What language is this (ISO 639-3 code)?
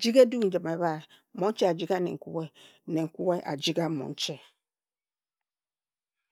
etu